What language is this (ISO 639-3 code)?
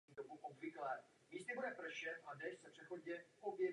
ces